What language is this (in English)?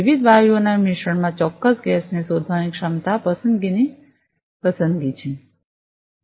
Gujarati